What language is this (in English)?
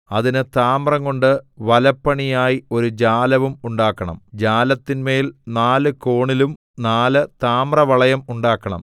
Malayalam